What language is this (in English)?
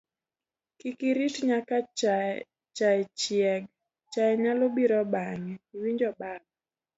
Luo (Kenya and Tanzania)